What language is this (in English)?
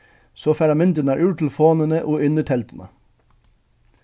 Faroese